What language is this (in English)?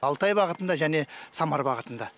Kazakh